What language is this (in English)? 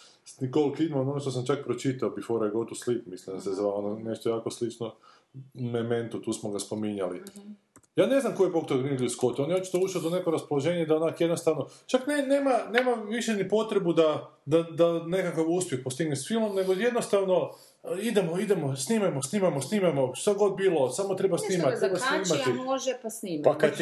Croatian